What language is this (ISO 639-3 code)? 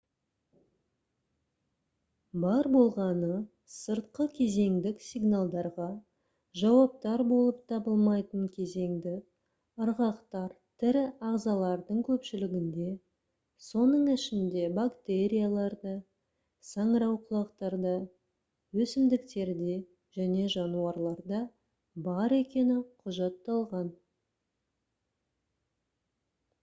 kaz